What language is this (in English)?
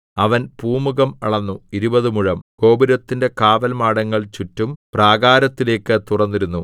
Malayalam